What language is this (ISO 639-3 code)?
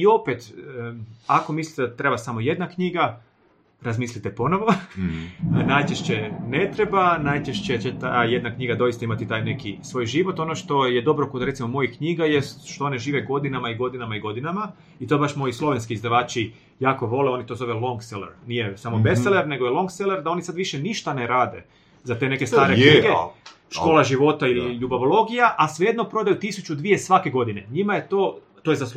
hrv